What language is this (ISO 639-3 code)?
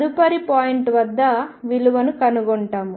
tel